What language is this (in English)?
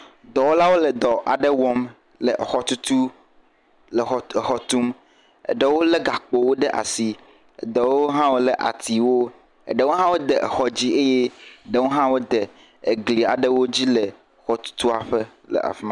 Ewe